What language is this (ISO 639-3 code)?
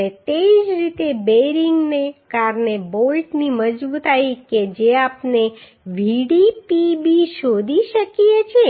guj